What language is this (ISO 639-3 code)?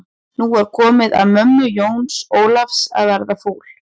isl